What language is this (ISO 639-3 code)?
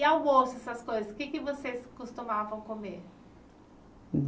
por